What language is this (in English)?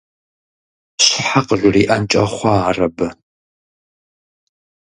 Kabardian